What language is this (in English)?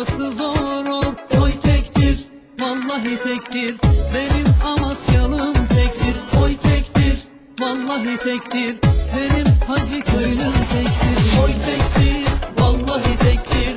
Turkish